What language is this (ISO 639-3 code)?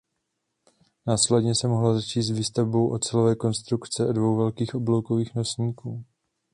ces